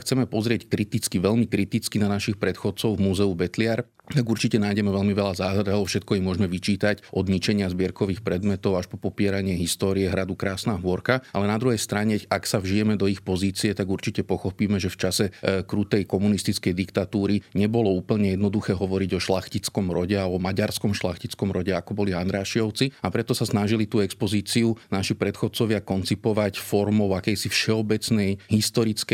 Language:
Slovak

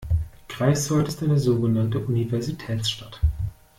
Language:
German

